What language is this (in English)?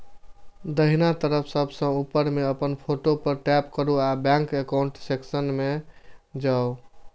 Maithili